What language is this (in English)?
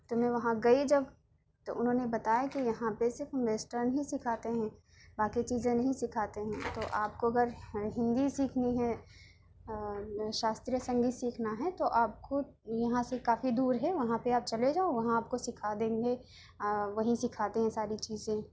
Urdu